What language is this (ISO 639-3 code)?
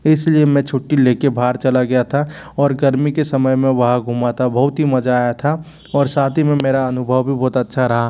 hin